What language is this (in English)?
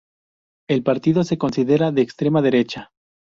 Spanish